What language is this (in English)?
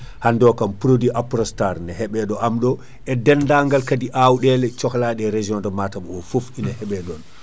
Fula